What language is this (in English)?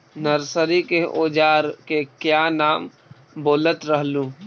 Magahi